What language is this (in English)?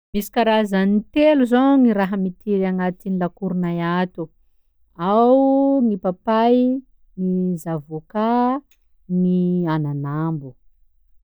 Sakalava Malagasy